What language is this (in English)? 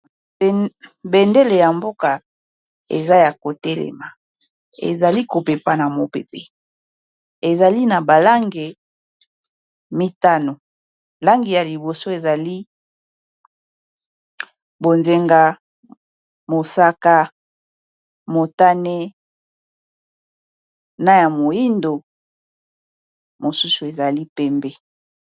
Lingala